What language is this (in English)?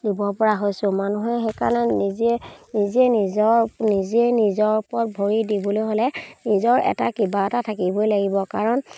Assamese